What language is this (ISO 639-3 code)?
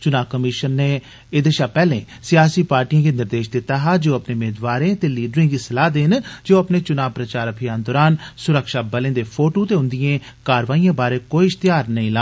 doi